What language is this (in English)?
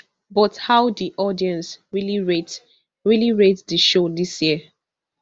Nigerian Pidgin